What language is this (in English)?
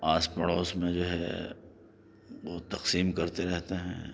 Urdu